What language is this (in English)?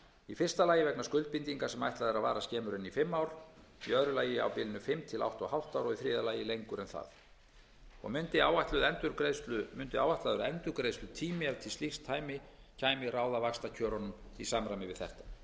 Icelandic